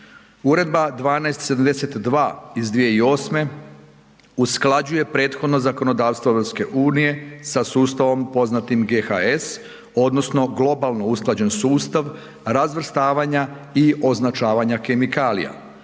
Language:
Croatian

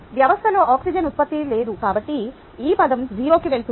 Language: Telugu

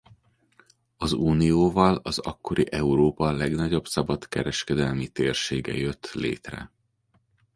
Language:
Hungarian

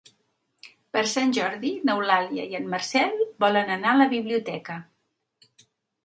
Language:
Catalan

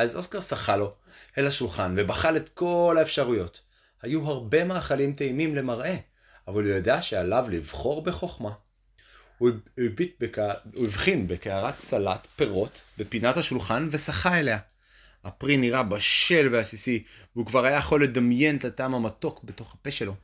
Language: Hebrew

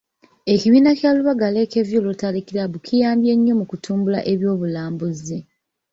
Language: Ganda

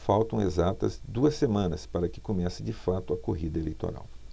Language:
Portuguese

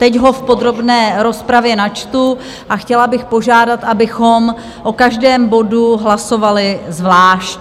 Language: Czech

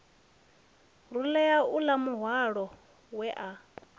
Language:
Venda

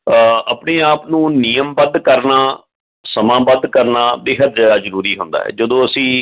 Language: Punjabi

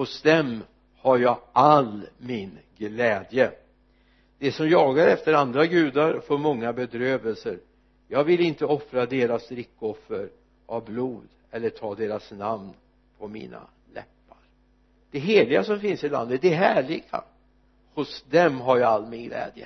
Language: Swedish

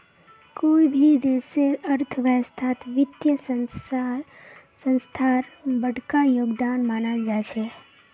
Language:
Magahi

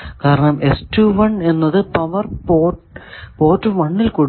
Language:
Malayalam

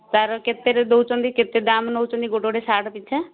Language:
Odia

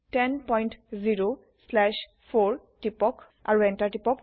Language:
Assamese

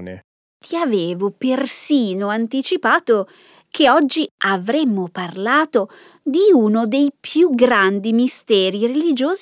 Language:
Italian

